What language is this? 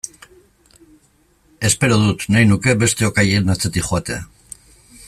Basque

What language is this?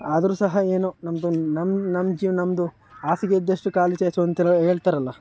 Kannada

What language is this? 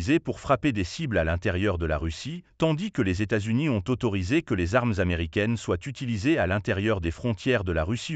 French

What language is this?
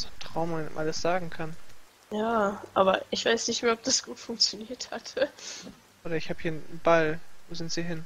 German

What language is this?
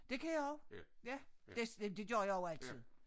Danish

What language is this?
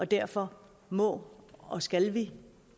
Danish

